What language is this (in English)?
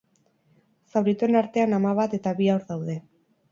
Basque